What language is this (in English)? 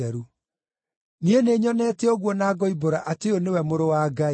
Kikuyu